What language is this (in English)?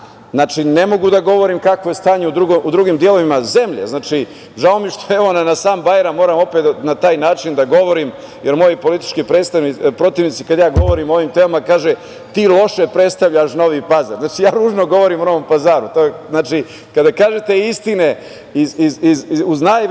Serbian